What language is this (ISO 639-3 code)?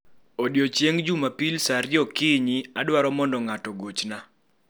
luo